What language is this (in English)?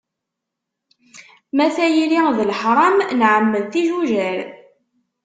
Kabyle